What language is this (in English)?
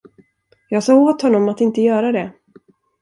Swedish